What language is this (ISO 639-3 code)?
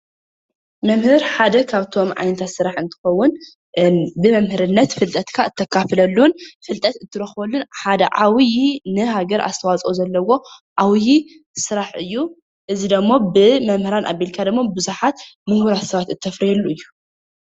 tir